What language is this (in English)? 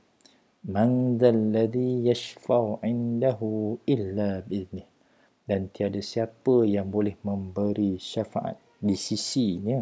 Malay